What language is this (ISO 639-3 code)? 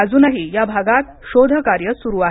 mar